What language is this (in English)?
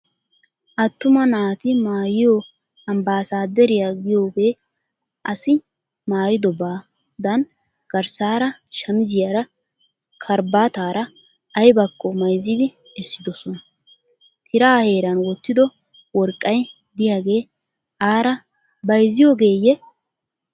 Wolaytta